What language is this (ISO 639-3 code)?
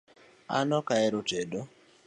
luo